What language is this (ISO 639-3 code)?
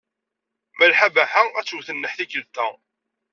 kab